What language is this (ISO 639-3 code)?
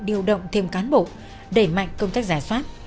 vie